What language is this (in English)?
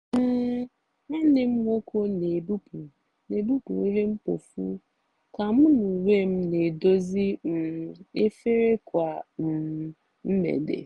Igbo